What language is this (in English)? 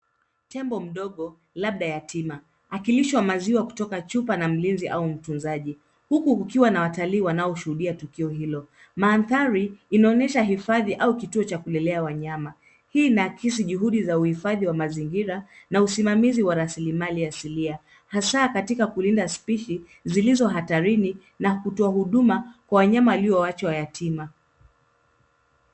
Swahili